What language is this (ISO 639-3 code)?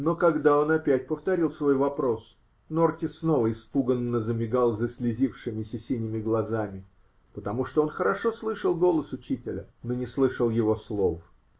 rus